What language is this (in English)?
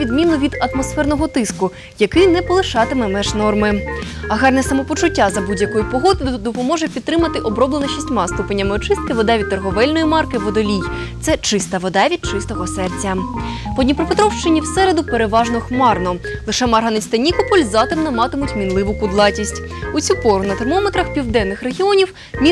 Russian